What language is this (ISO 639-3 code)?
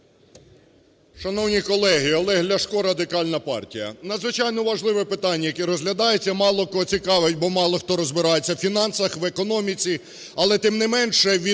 ukr